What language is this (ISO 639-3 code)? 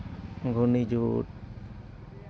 sat